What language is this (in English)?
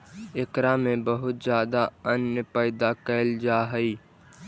Magahi